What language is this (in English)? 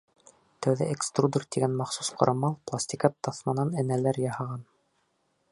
Bashkir